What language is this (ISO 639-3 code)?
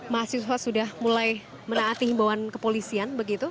ind